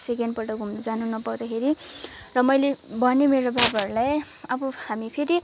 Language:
Nepali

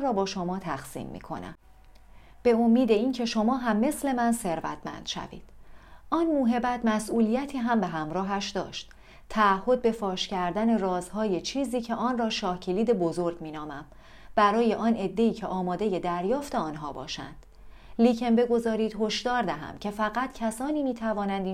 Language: Persian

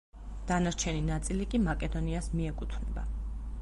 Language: Georgian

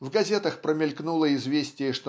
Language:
Russian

